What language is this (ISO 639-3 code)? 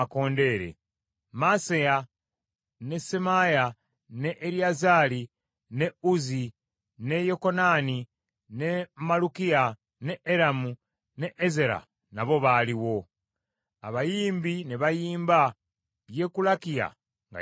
lug